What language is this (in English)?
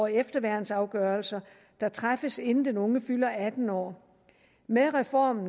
Danish